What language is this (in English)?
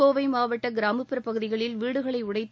Tamil